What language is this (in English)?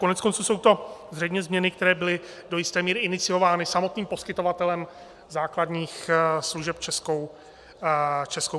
Czech